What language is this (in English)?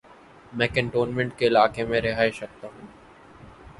Urdu